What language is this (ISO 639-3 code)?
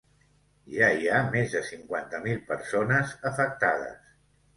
cat